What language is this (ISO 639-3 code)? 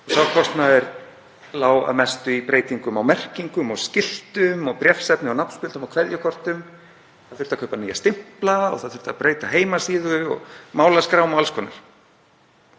isl